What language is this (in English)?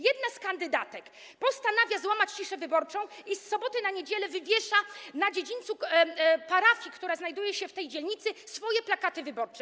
Polish